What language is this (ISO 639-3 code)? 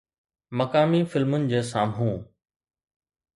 snd